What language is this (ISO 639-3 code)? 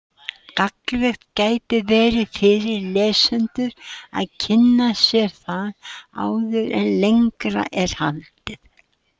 isl